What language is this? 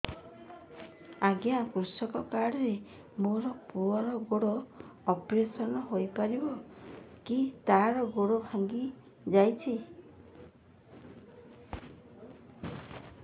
Odia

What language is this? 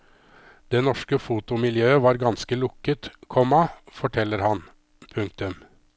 Norwegian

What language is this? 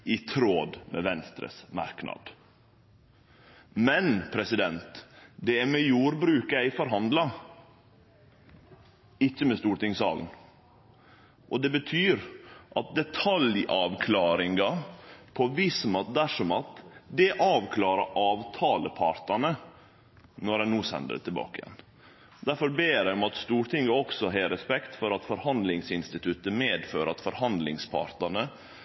Norwegian Nynorsk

